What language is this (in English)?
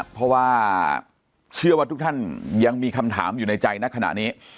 Thai